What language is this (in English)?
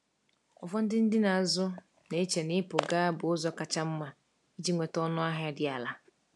Igbo